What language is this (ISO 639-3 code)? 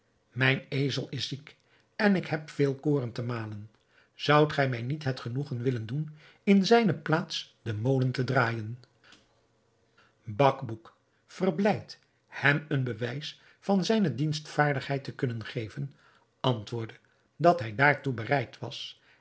nld